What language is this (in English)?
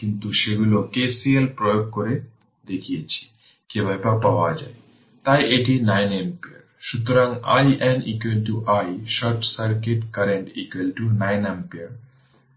Bangla